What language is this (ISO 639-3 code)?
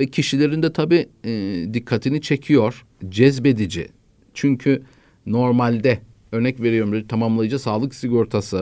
tur